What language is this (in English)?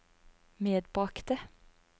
Norwegian